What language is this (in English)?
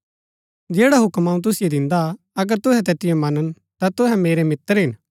Gaddi